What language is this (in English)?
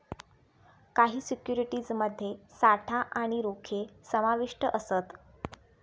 Marathi